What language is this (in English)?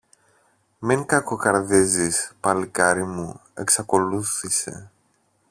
Greek